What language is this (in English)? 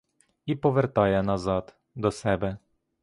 Ukrainian